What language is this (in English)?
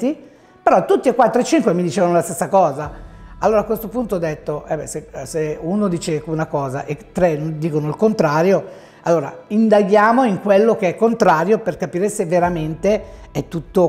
Italian